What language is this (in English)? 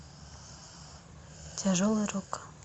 Russian